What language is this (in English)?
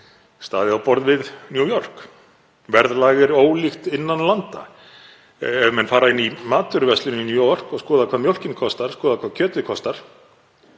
Icelandic